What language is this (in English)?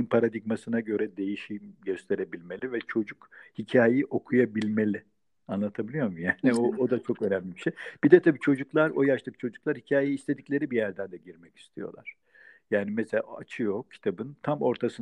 Turkish